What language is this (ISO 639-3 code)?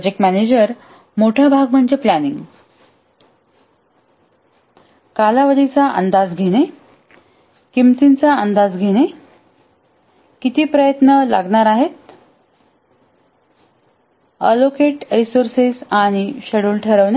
mar